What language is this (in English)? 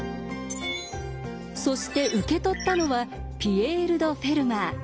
Japanese